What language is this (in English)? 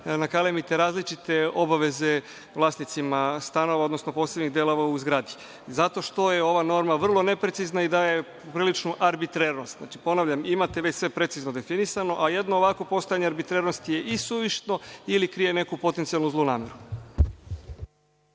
Serbian